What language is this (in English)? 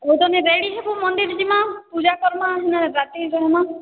Odia